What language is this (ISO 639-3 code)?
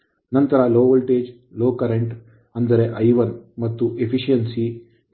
kan